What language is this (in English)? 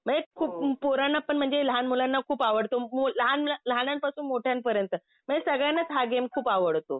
Marathi